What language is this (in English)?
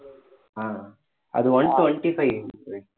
Tamil